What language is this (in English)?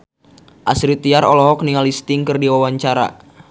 Sundanese